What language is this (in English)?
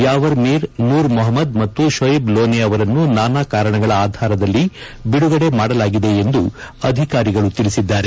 Kannada